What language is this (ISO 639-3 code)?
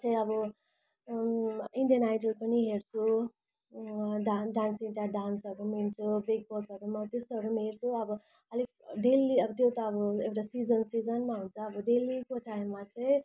nep